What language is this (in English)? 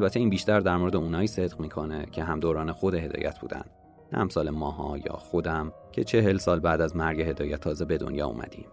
Persian